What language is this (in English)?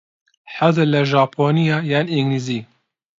Central Kurdish